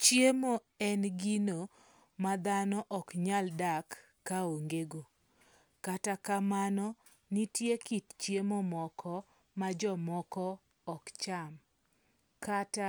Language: Luo (Kenya and Tanzania)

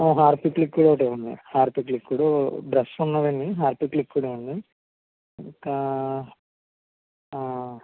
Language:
Telugu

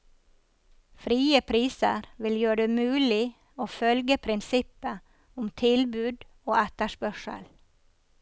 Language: Norwegian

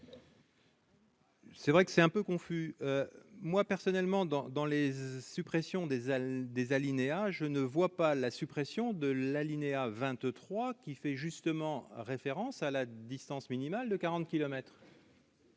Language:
French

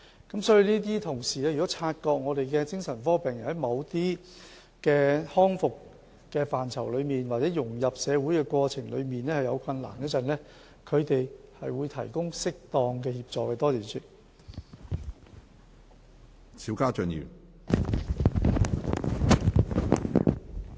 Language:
Cantonese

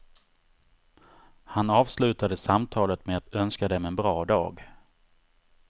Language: Swedish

